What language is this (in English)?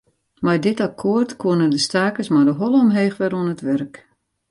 Western Frisian